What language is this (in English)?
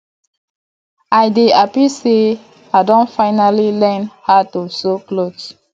Nigerian Pidgin